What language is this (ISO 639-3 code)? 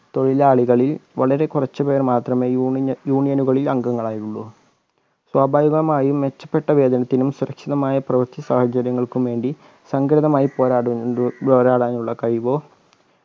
mal